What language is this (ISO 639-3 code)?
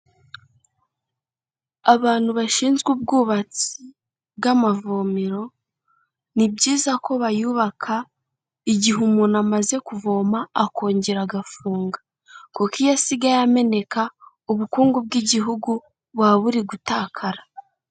kin